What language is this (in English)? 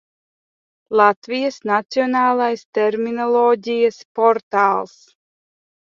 Latvian